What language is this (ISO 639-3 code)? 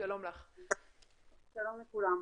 heb